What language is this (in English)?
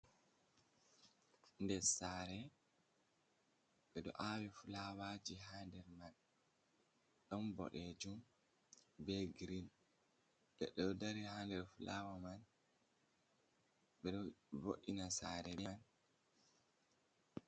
Fula